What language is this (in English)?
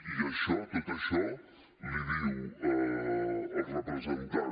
Catalan